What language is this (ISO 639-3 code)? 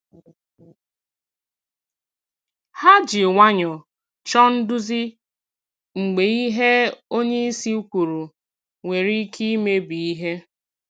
ibo